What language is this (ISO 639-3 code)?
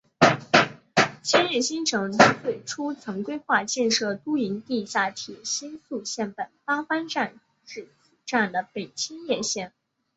zho